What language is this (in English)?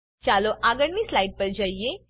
Gujarati